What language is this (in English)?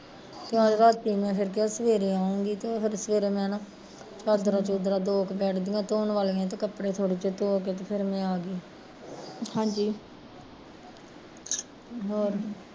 Punjabi